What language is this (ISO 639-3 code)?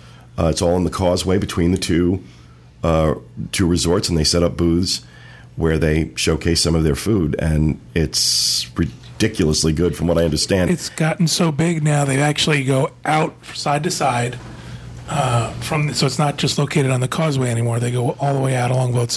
eng